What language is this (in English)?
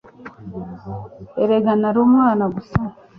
Kinyarwanda